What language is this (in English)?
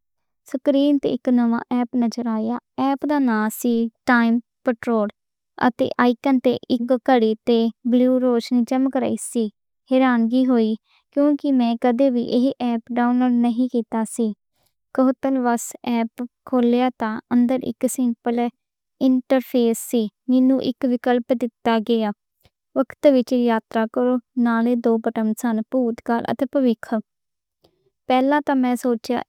Western Panjabi